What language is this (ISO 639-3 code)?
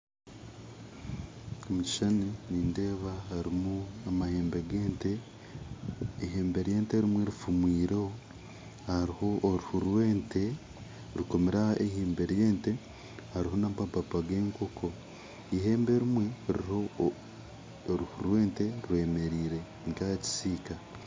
nyn